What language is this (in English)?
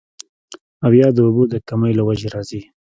Pashto